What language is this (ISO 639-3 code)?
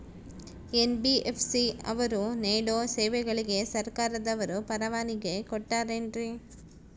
kan